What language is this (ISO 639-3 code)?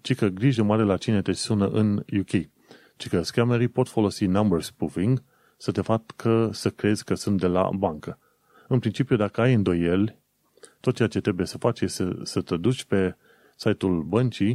ron